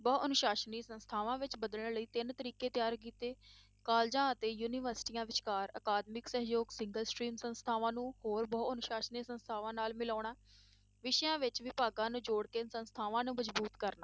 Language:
Punjabi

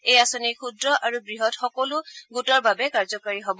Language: Assamese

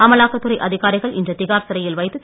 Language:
Tamil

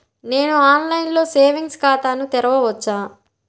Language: Telugu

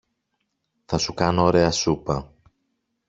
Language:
Greek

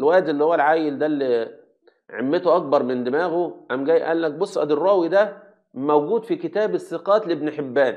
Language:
Arabic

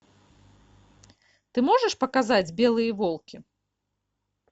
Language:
Russian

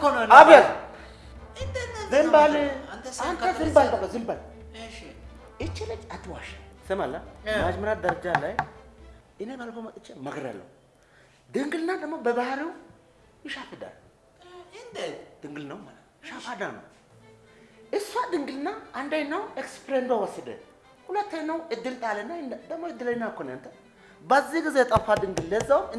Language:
Amharic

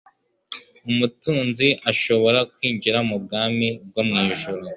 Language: Kinyarwanda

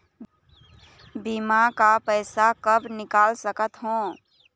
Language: Chhattisgarhi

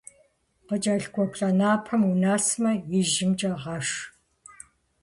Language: Kabardian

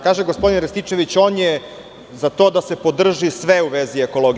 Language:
Serbian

